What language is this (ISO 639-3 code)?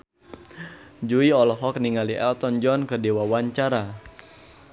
sun